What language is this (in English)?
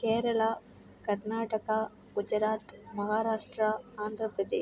Tamil